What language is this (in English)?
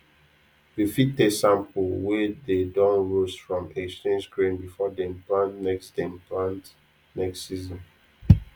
Nigerian Pidgin